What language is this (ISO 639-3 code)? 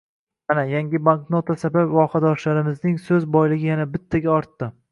uzb